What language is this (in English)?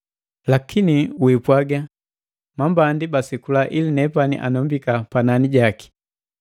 Matengo